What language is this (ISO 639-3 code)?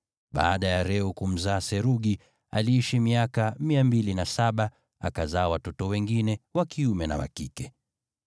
swa